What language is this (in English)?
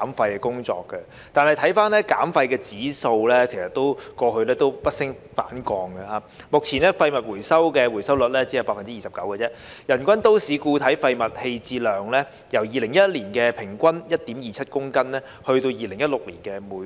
Cantonese